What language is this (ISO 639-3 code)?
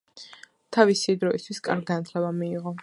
kat